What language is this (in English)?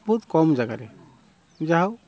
Odia